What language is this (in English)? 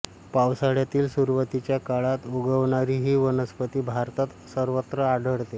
Marathi